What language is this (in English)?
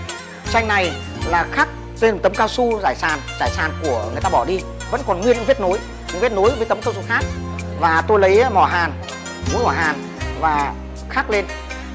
Vietnamese